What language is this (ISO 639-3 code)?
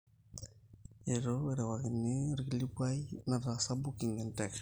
mas